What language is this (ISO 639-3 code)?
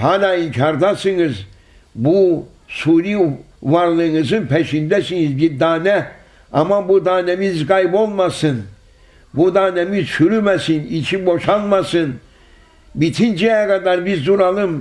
tur